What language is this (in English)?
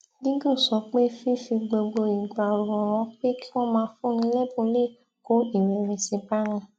Yoruba